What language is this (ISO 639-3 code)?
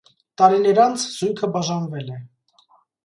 hye